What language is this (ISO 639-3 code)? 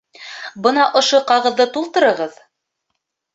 bak